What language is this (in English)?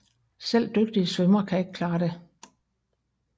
Danish